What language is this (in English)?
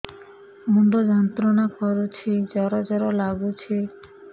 Odia